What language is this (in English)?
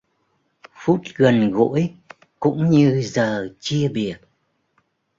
Vietnamese